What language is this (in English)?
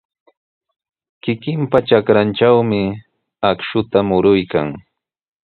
Sihuas Ancash Quechua